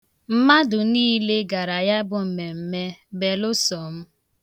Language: Igbo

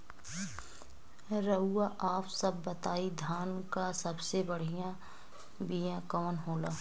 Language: Bhojpuri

